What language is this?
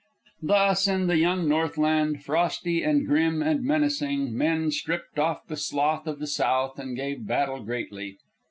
English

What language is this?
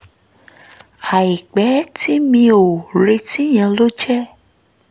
Yoruba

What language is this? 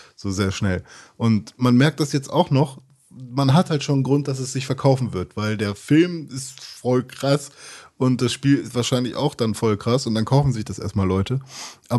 German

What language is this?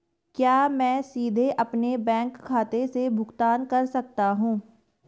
Hindi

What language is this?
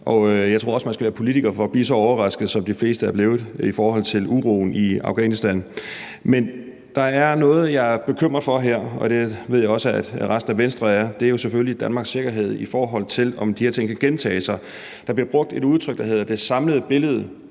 Danish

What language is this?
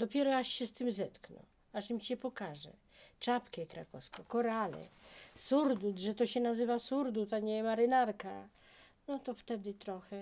Polish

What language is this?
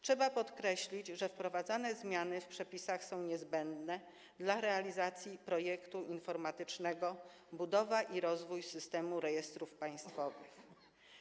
Polish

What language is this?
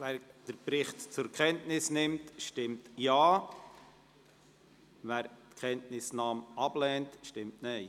Swiss German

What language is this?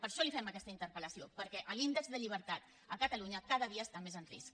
Catalan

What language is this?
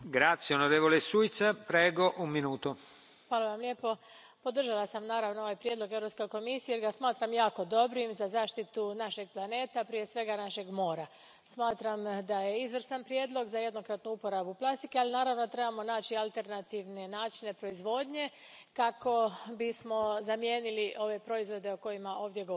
Croatian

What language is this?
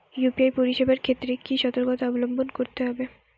Bangla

